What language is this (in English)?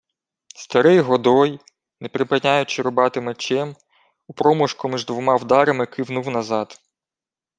Ukrainian